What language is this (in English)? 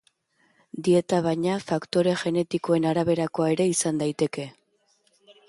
Basque